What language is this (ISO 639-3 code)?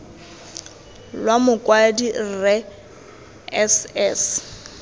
tsn